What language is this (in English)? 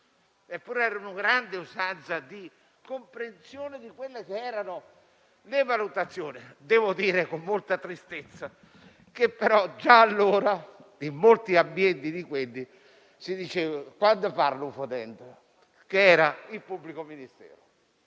Italian